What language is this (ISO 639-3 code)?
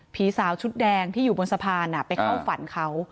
tha